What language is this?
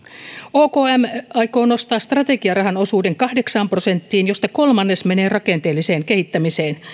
Finnish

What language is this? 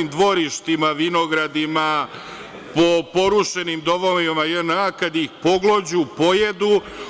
Serbian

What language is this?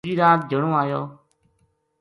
Gujari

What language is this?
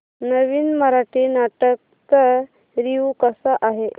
Marathi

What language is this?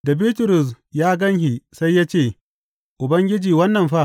Hausa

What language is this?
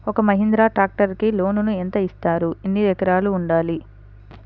Telugu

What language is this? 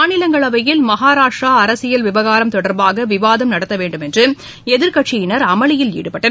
Tamil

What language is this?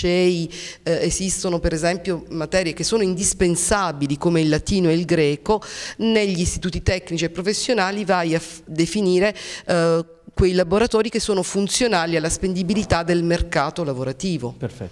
Italian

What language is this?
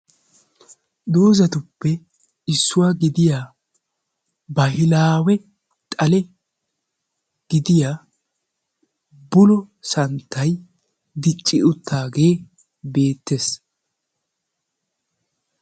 Wolaytta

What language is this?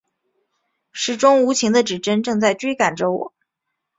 Chinese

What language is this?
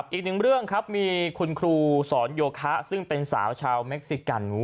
Thai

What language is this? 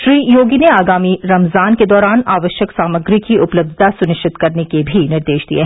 Hindi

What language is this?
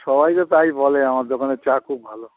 Bangla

